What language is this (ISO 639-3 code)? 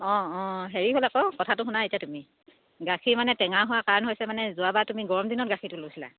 asm